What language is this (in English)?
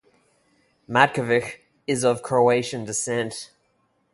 English